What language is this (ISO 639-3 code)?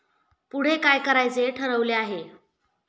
mar